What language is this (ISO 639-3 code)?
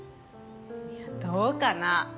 jpn